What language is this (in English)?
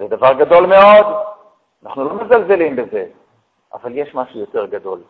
Hebrew